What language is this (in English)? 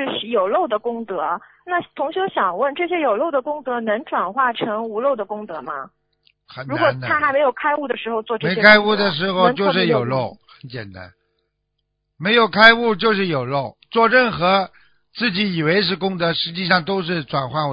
Chinese